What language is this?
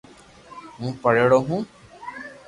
Loarki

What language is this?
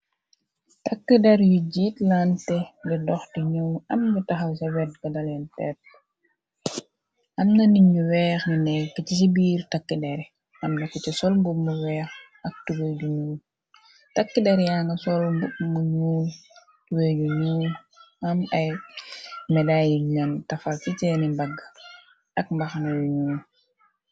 Wolof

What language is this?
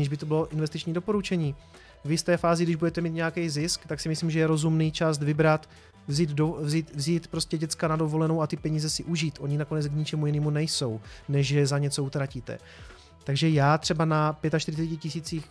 Czech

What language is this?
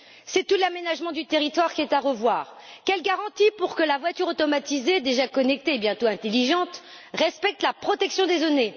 French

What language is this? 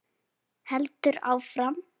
Icelandic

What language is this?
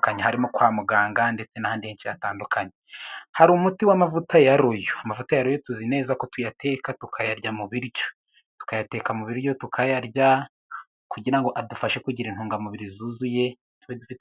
Kinyarwanda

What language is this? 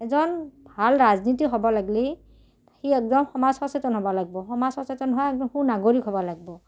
Assamese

